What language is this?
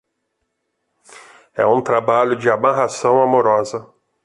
Portuguese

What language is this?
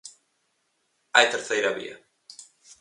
Galician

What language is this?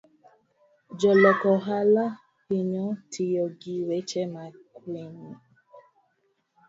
Luo (Kenya and Tanzania)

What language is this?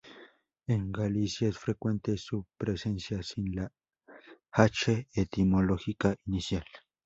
Spanish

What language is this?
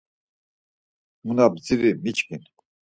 Laz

